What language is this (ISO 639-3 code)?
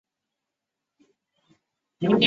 zho